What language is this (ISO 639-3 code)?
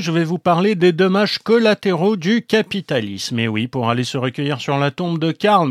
fra